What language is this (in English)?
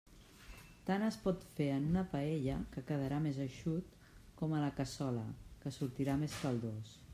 Catalan